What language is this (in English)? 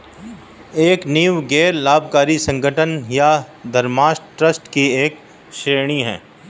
Hindi